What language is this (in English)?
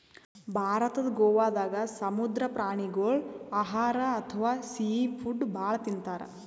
Kannada